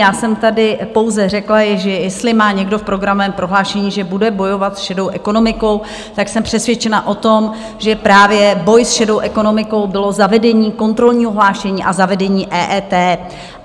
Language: Czech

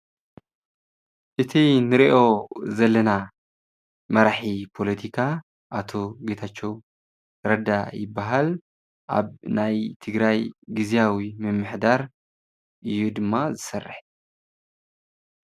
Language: Tigrinya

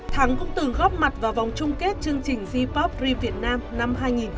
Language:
Vietnamese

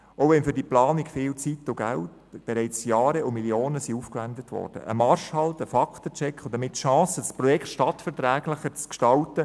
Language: Swiss German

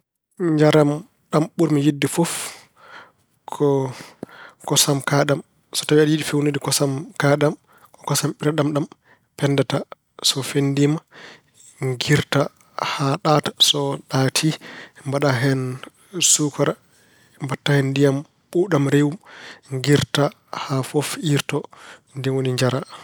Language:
Fula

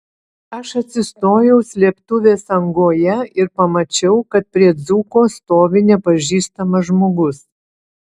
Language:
Lithuanian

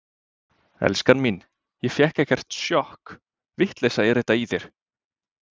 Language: Icelandic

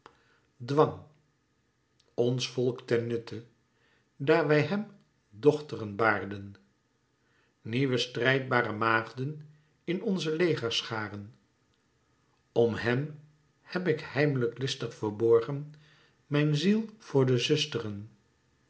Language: Dutch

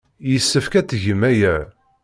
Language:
Kabyle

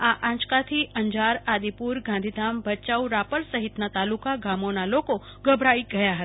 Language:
Gujarati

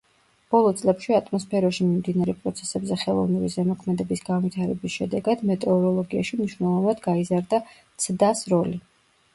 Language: Georgian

